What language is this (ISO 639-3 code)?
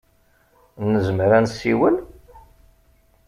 kab